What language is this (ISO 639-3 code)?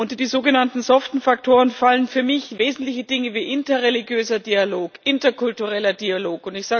deu